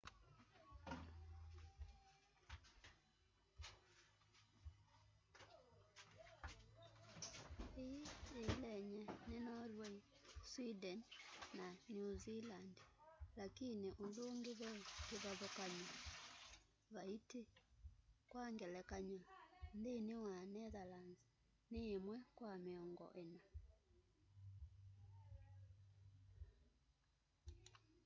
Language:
Kamba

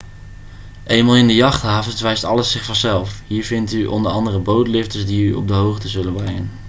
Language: Dutch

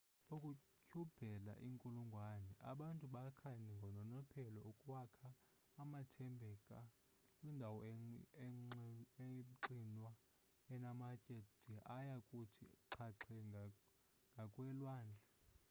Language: Xhosa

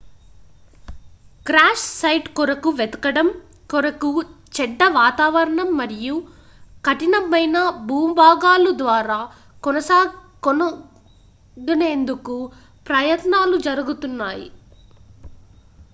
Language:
Telugu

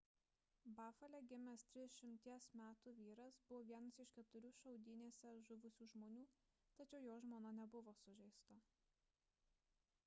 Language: Lithuanian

